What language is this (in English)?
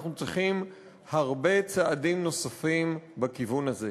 Hebrew